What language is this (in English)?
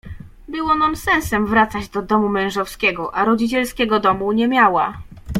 Polish